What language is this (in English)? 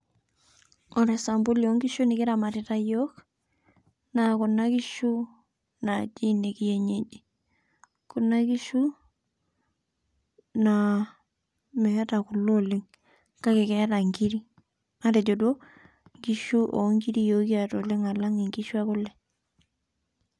Masai